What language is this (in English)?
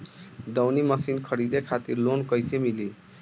Bhojpuri